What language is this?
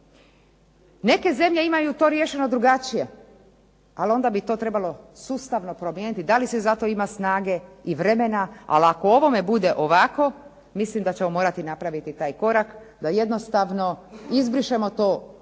Croatian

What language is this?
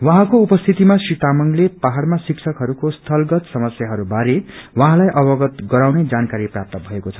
Nepali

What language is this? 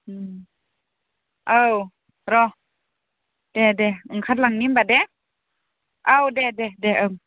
Bodo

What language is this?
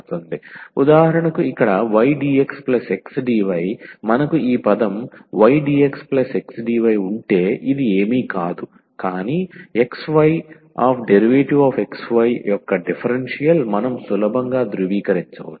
Telugu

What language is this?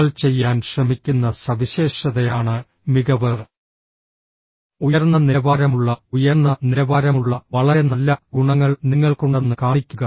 Malayalam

